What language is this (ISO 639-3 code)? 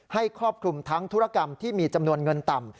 tha